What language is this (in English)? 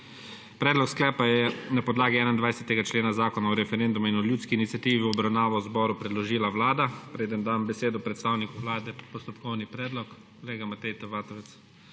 Slovenian